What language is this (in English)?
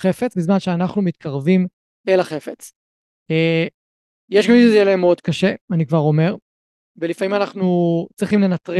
Hebrew